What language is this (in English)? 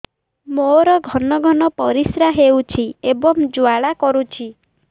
Odia